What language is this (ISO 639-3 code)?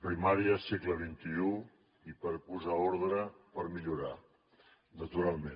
cat